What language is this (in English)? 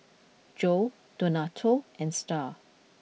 English